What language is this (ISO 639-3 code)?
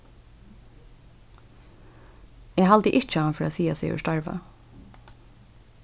fao